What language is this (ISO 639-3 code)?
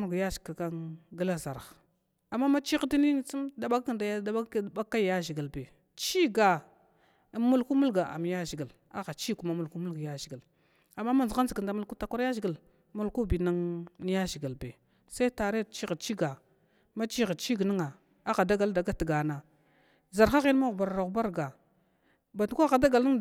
glw